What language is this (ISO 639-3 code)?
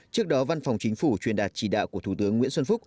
vie